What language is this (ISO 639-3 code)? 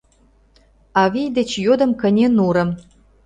chm